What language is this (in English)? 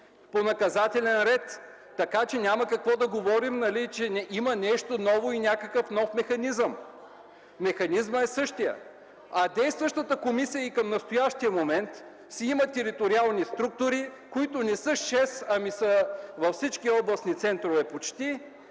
Bulgarian